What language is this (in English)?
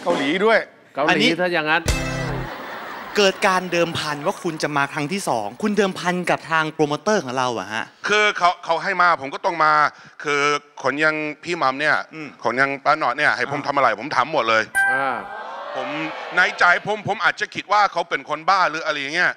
Thai